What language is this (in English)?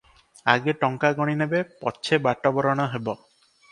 Odia